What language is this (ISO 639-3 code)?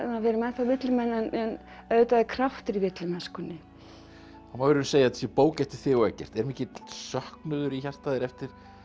isl